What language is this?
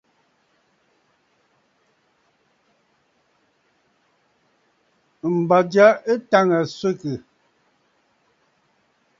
Bafut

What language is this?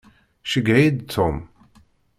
Kabyle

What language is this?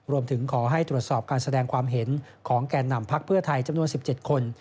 Thai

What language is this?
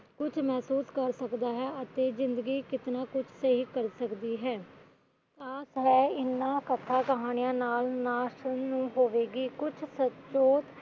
Punjabi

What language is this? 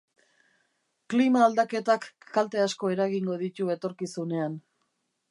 Basque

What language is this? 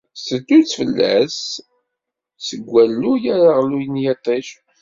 Kabyle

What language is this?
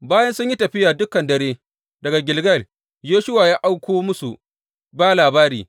Hausa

